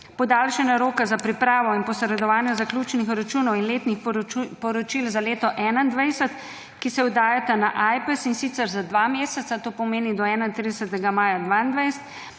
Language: Slovenian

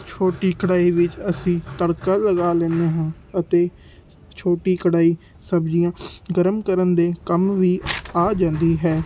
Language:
Punjabi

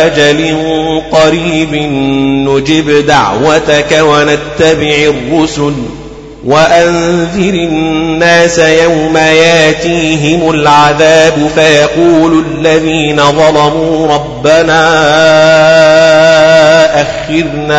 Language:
Arabic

